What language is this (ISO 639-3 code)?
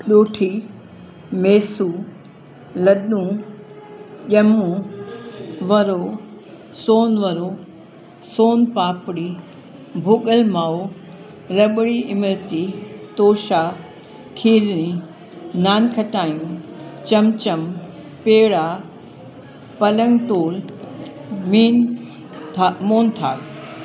snd